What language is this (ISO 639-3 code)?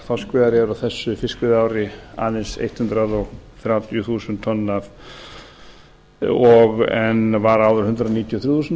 isl